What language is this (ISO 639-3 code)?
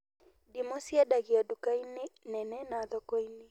kik